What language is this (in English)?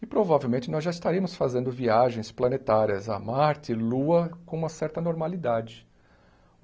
Portuguese